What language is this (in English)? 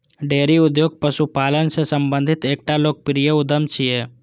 Maithili